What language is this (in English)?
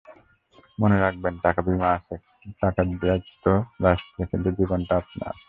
Bangla